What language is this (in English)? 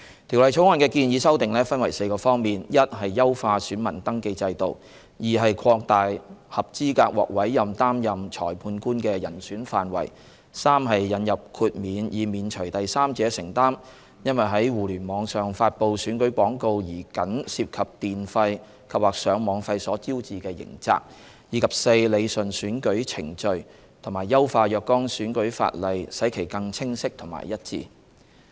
Cantonese